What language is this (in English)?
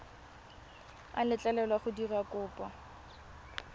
Tswana